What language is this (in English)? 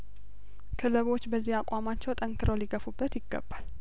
Amharic